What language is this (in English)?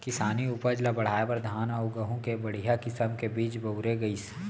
Chhattisgarhi